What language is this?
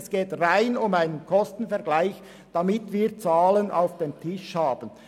Swiss German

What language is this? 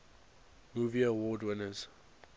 English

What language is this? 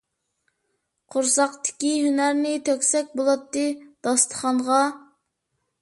Uyghur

